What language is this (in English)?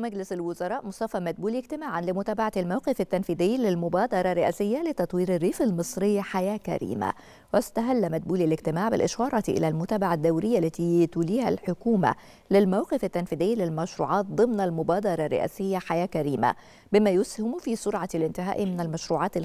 Arabic